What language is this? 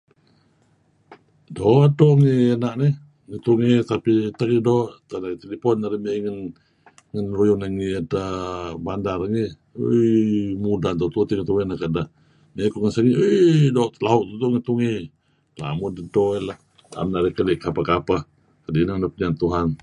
Kelabit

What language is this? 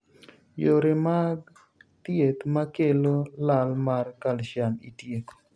Luo (Kenya and Tanzania)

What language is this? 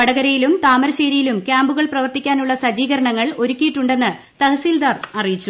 Malayalam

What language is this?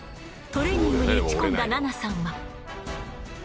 Japanese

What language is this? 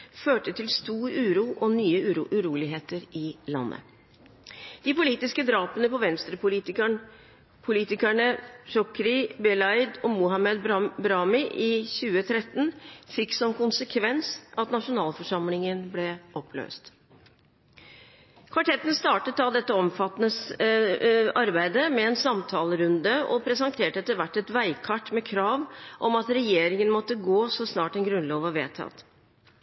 Norwegian Bokmål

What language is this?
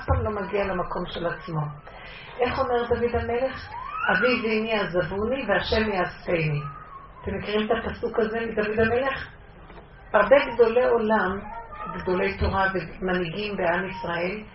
Hebrew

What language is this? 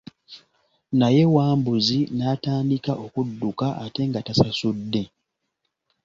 Ganda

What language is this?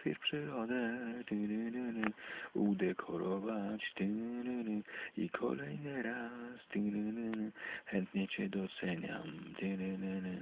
Polish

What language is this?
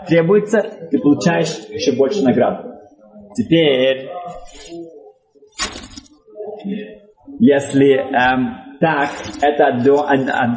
Russian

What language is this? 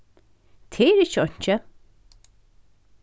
Faroese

